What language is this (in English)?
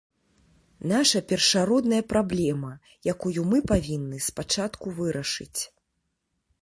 Belarusian